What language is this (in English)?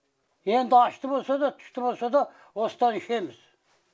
Kazakh